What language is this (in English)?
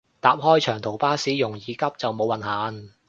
Cantonese